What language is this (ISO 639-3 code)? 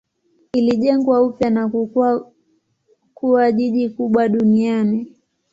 swa